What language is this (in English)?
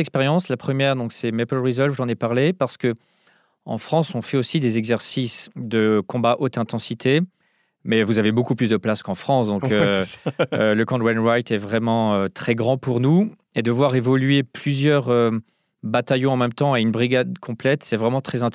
French